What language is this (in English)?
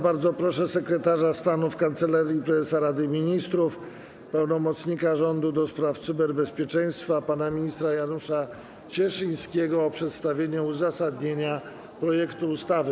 Polish